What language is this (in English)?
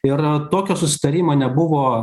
Lithuanian